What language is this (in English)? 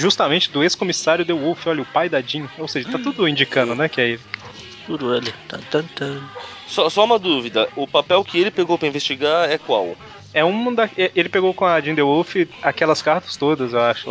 Portuguese